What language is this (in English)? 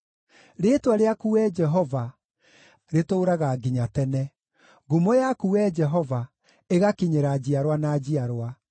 Kikuyu